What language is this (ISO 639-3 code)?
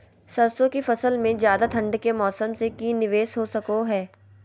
mag